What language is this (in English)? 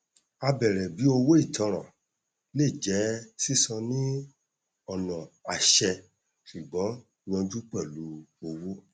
Yoruba